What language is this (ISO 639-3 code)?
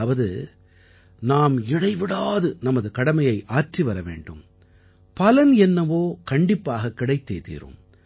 tam